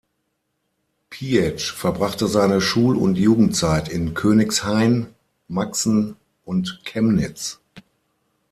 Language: German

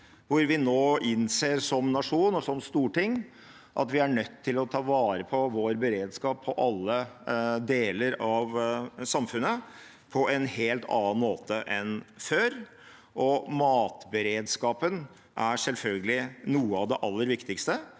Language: Norwegian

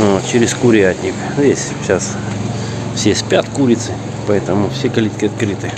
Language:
Russian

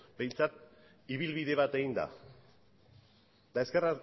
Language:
Basque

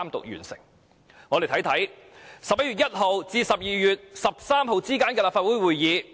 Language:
Cantonese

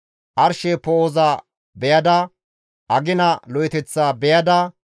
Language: Gamo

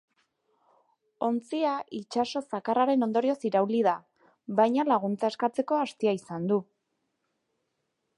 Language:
Basque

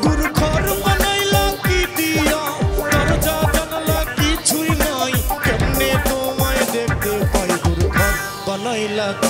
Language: Thai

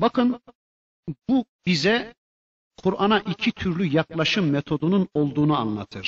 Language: Turkish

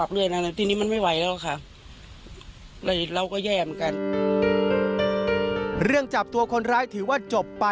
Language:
Thai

